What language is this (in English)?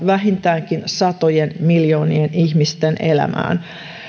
Finnish